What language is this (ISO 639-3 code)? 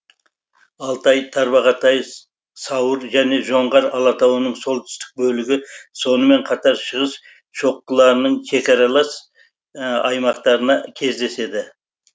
kaz